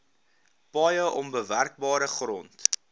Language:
Afrikaans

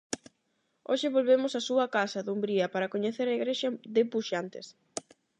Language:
Galician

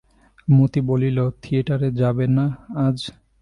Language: Bangla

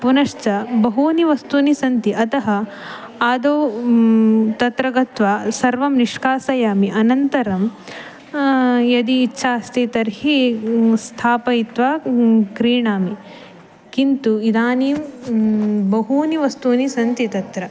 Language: Sanskrit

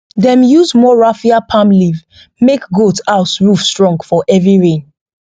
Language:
Nigerian Pidgin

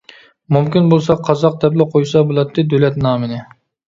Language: Uyghur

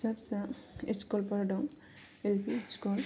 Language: Bodo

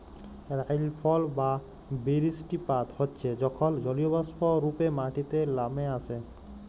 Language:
Bangla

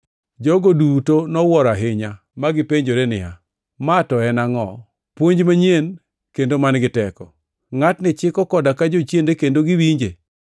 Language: Luo (Kenya and Tanzania)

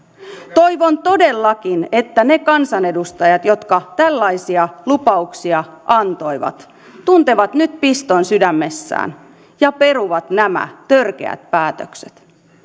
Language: Finnish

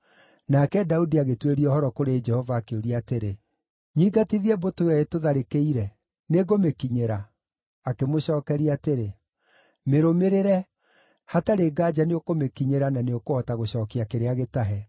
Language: Kikuyu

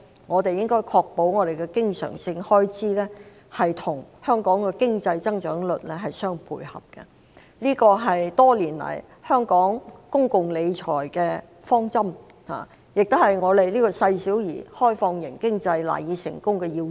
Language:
Cantonese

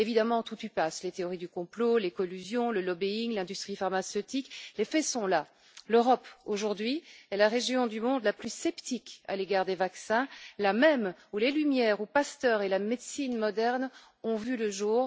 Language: French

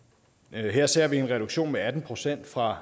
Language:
Danish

